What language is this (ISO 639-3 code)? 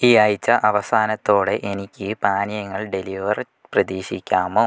mal